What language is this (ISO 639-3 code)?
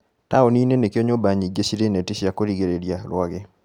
kik